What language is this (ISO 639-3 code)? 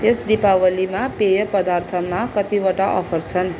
nep